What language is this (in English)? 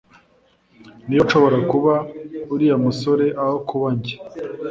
Kinyarwanda